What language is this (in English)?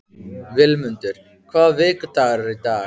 Icelandic